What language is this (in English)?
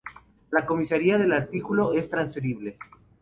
Spanish